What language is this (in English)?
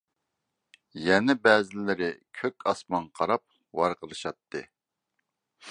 Uyghur